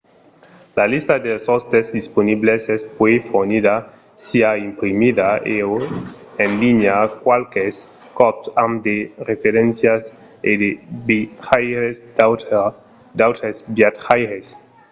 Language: Occitan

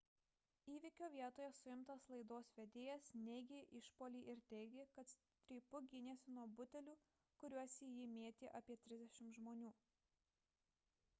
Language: Lithuanian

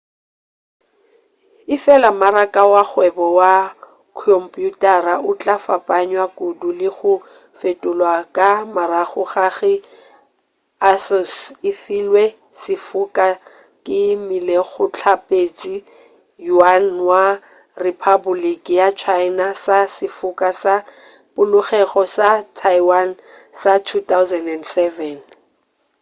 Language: Northern Sotho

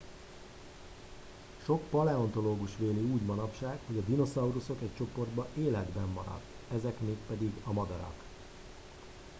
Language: Hungarian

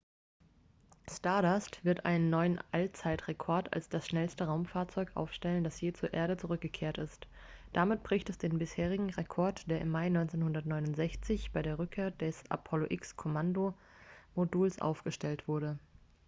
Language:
German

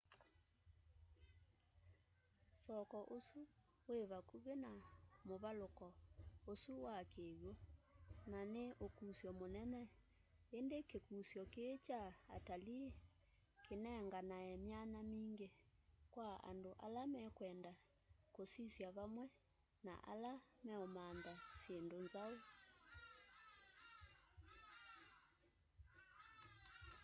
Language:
Kamba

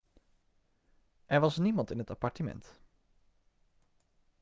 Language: Dutch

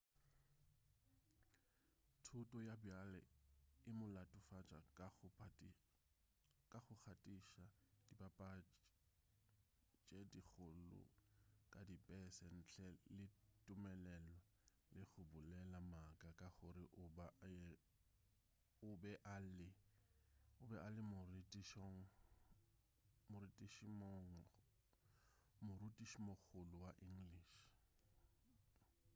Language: Northern Sotho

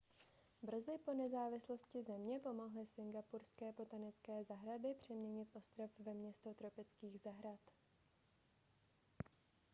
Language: Czech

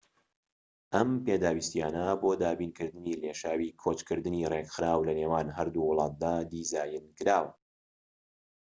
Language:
Central Kurdish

